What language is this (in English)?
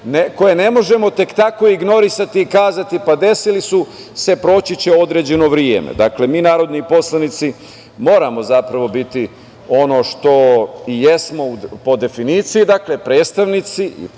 Serbian